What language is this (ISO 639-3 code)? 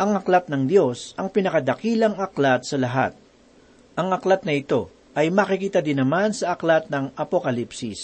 fil